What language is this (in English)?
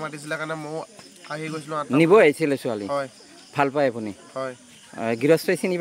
Bangla